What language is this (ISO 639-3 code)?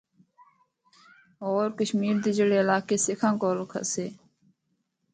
hno